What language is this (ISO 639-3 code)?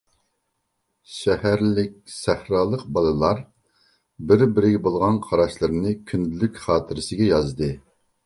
uig